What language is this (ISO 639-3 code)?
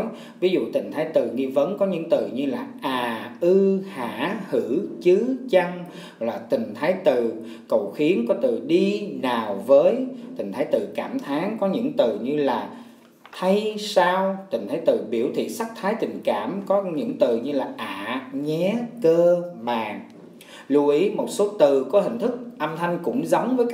vie